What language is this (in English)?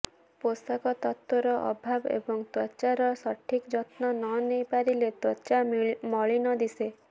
Odia